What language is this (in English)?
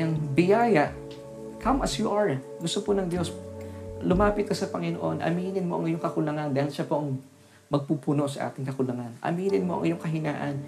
Filipino